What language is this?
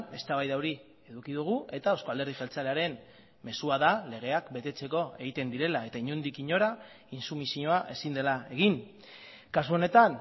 Basque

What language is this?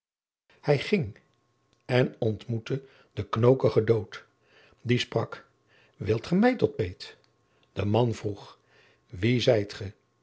Dutch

